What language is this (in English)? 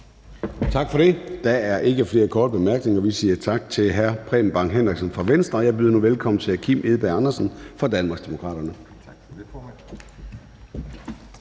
Danish